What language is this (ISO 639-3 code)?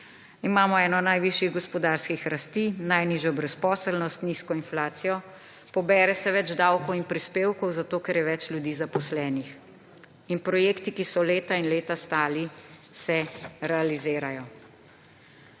slv